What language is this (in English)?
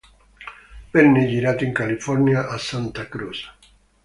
Italian